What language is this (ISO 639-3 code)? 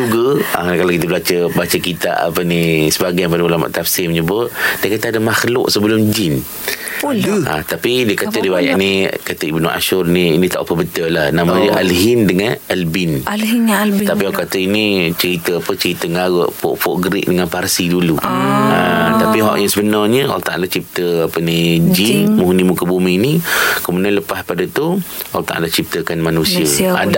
msa